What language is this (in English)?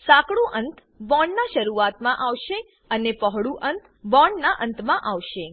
Gujarati